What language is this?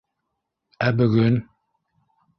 Bashkir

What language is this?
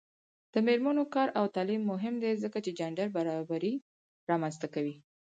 Pashto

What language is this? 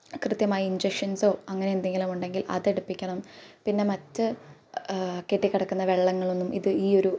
Malayalam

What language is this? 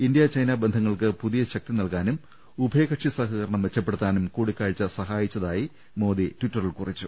Malayalam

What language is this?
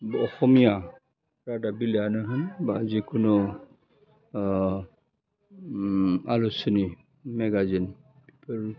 Bodo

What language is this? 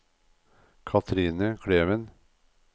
Norwegian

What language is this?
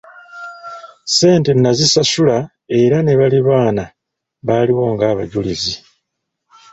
Ganda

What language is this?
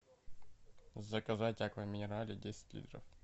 Russian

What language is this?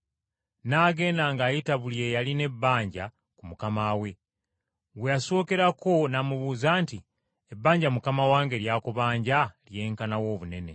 Ganda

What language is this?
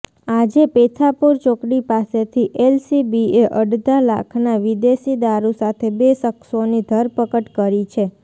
Gujarati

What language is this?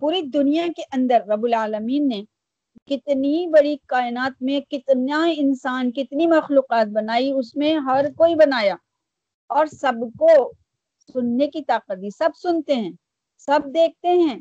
Urdu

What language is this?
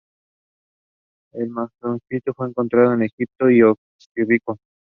Spanish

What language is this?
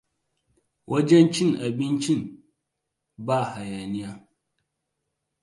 Hausa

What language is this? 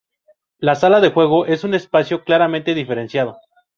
Spanish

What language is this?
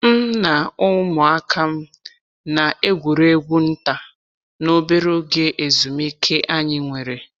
Igbo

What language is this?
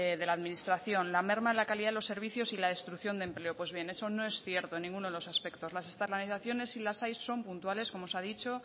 Spanish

